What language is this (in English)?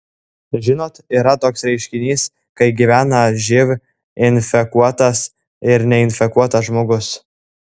Lithuanian